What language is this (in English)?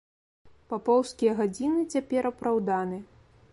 Belarusian